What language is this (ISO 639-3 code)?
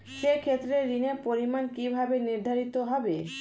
ben